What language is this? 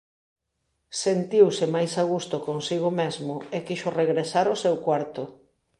Galician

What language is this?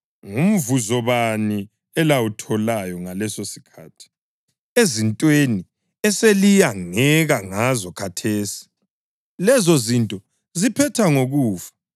North Ndebele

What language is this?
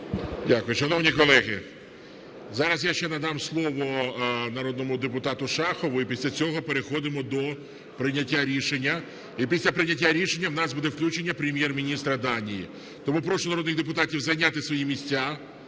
Ukrainian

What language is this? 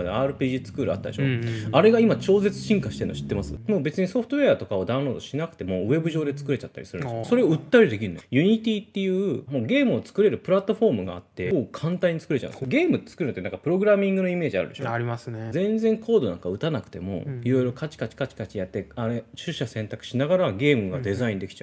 Japanese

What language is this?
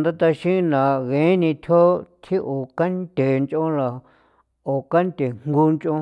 San Felipe Otlaltepec Popoloca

